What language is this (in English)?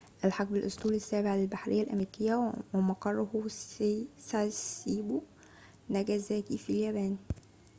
Arabic